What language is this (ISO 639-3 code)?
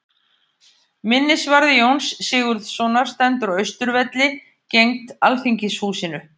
isl